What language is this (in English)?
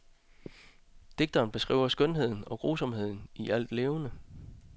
Danish